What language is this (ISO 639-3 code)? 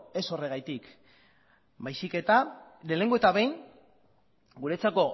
eus